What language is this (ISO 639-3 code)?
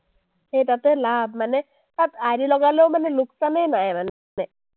asm